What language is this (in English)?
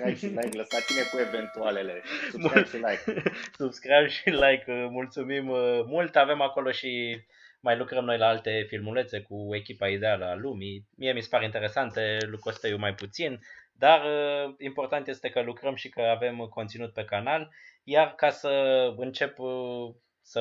Romanian